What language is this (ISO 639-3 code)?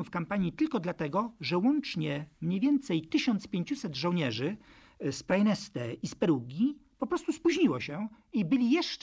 pol